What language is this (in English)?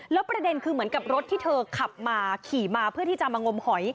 Thai